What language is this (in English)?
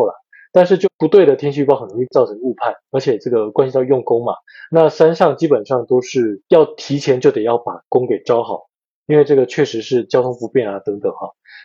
Chinese